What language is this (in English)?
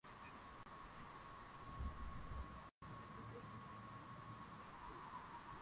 Swahili